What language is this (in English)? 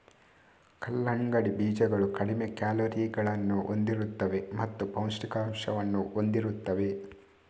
Kannada